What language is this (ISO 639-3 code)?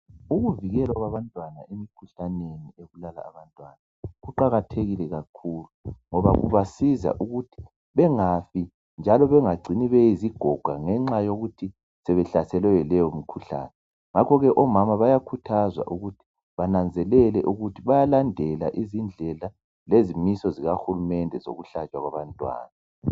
nde